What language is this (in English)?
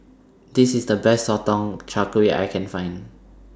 English